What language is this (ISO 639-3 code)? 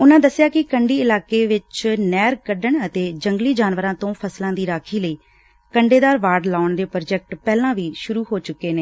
pan